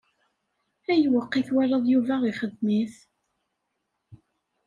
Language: Kabyle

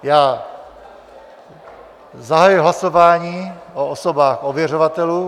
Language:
Czech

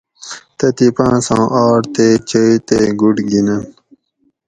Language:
Gawri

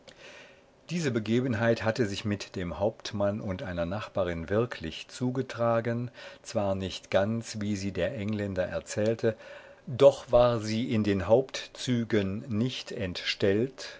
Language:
German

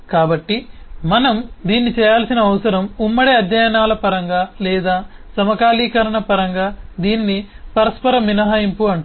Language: Telugu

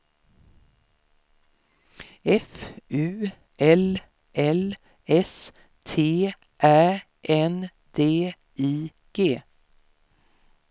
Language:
Swedish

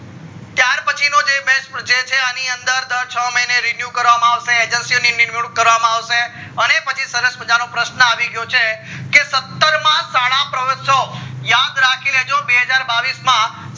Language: Gujarati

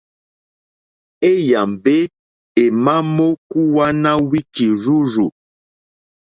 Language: Mokpwe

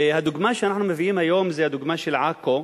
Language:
Hebrew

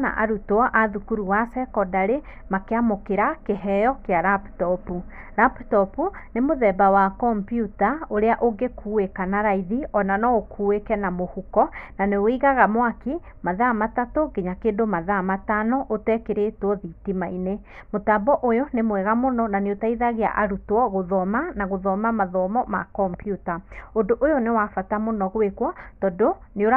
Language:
Kikuyu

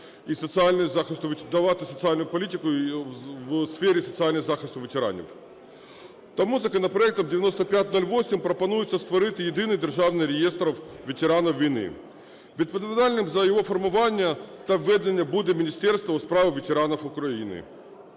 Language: Ukrainian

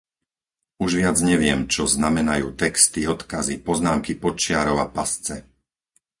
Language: Slovak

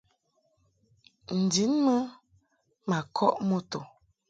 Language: Mungaka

